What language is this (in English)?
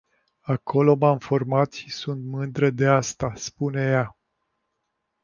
Romanian